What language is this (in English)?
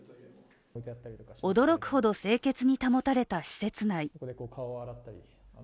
Japanese